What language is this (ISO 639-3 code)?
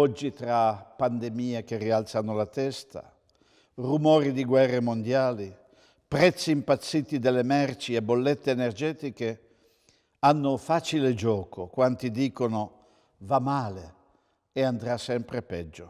ita